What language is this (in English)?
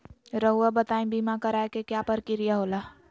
Magahi